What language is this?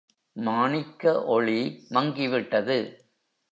Tamil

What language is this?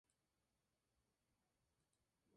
Spanish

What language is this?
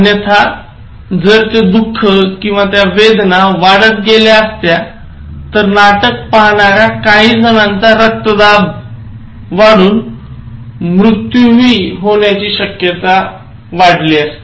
Marathi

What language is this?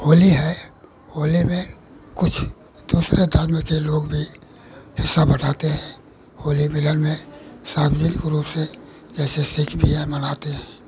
Hindi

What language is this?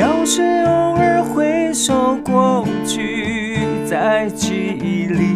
Chinese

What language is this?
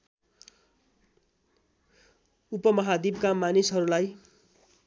Nepali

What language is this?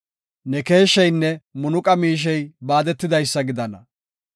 Gofa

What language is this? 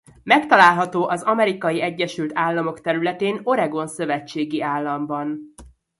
Hungarian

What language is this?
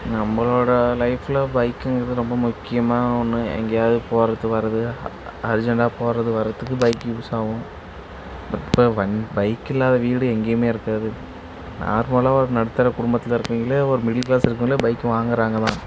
Tamil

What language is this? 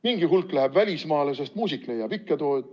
Estonian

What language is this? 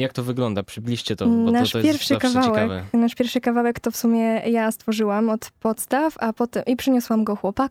Polish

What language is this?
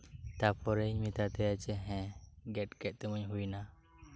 Santali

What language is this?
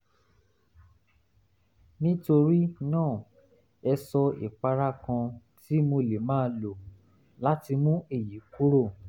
Yoruba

